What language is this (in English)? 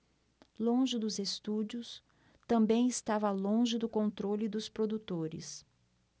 Portuguese